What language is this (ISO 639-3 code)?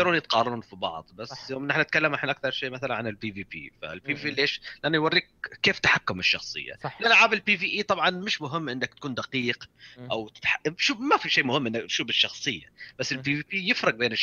ara